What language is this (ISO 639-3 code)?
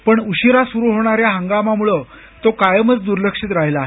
mar